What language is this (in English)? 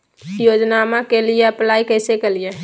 Magahi